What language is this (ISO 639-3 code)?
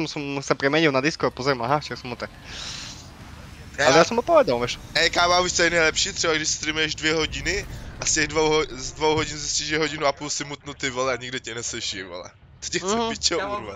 ces